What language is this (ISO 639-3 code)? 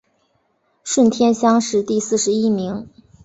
zho